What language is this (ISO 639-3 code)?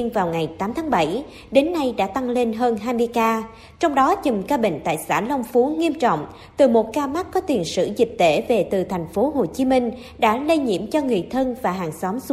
vie